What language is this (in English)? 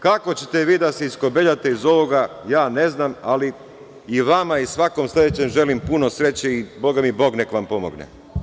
Serbian